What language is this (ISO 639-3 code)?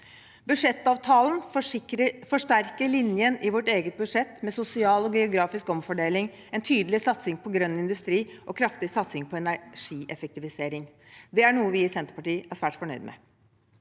nor